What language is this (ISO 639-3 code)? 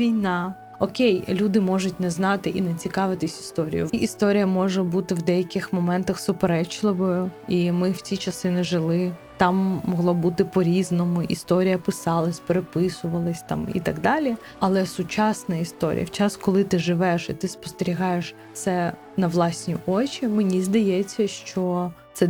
ukr